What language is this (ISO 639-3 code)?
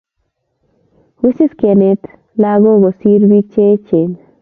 kln